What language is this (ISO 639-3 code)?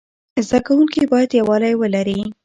pus